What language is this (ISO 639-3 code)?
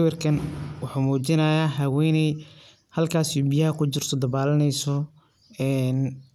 som